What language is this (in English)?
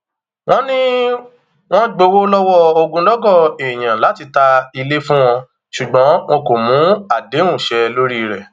Yoruba